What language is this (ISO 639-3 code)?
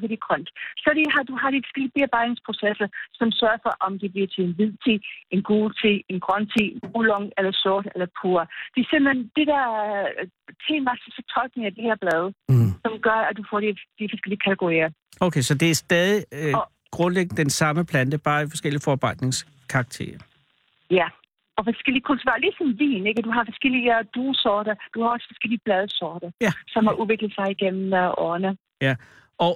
dan